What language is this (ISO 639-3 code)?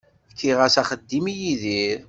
kab